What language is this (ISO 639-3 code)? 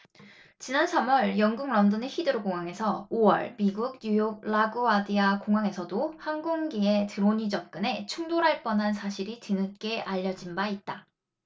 kor